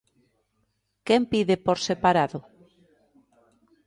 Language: Galician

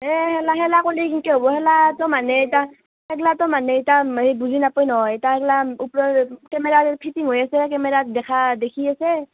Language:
Assamese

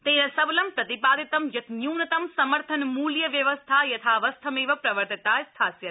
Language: Sanskrit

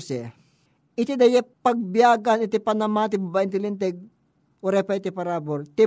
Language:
Filipino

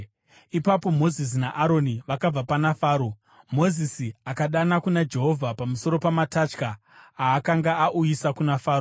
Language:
Shona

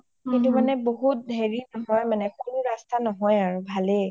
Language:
Assamese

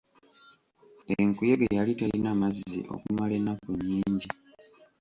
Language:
Ganda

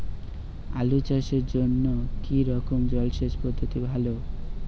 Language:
Bangla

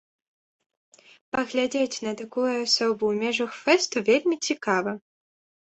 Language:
Belarusian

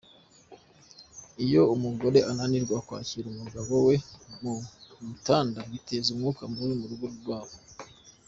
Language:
Kinyarwanda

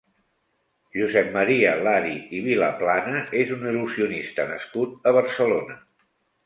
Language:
Catalan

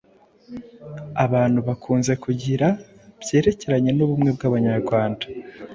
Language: Kinyarwanda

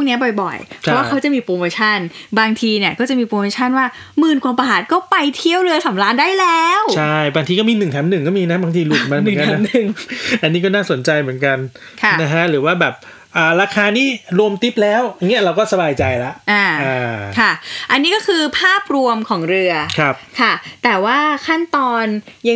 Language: Thai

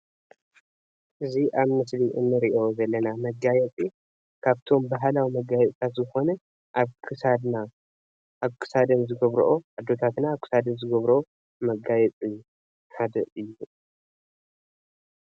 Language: Tigrinya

